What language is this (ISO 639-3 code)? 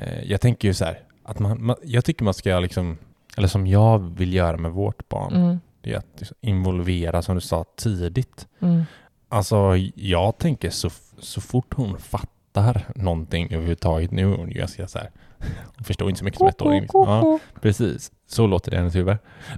swe